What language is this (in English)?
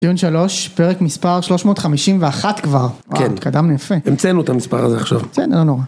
Hebrew